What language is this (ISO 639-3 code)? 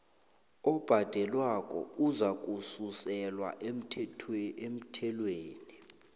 nbl